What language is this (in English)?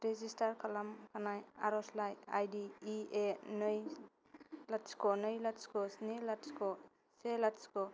Bodo